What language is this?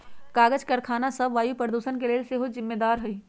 Magahi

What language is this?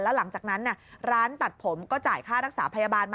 Thai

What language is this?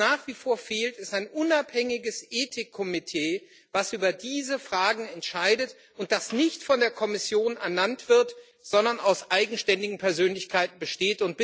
German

